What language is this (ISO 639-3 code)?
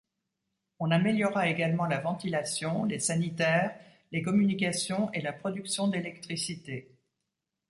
fra